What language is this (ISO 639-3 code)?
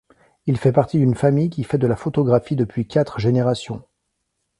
fra